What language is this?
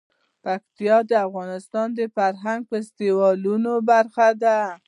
Pashto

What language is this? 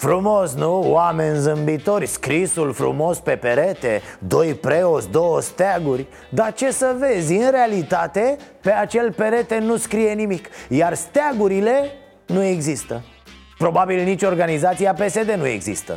Romanian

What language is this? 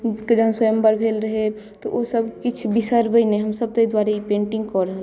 Maithili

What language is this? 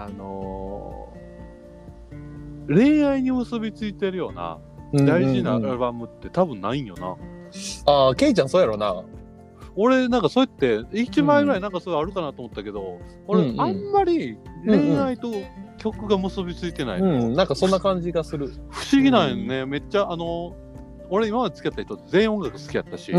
Japanese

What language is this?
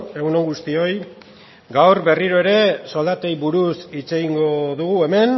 Basque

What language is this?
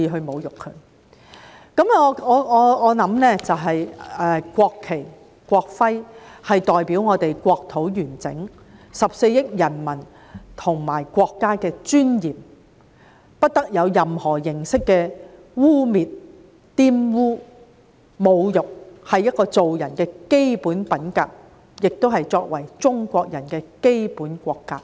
Cantonese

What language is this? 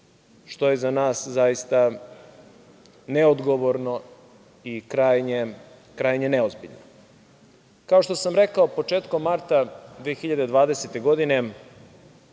Serbian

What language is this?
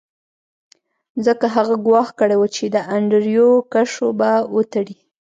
Pashto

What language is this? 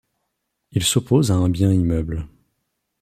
French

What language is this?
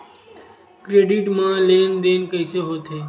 Chhattisgarhi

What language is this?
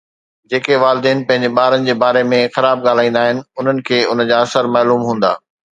Sindhi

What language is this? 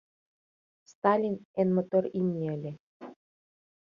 Mari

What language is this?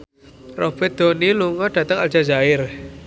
Javanese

